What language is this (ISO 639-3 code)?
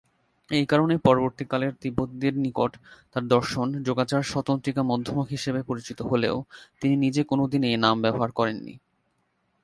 ben